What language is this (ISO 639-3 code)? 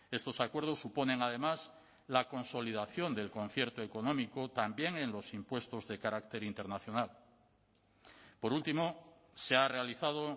spa